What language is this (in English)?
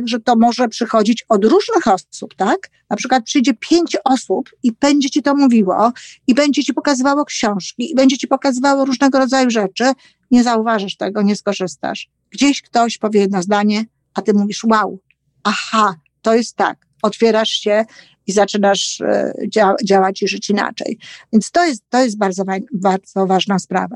Polish